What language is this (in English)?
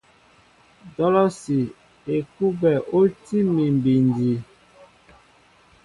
Mbo (Cameroon)